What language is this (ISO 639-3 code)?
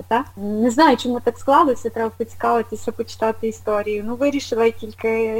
ukr